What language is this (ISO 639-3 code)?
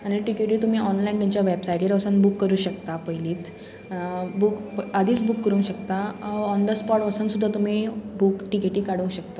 kok